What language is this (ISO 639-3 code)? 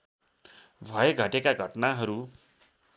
nep